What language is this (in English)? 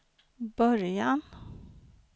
Swedish